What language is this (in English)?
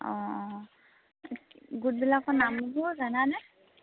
Assamese